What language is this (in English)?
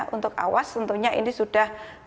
Indonesian